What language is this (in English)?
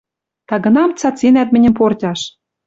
Western Mari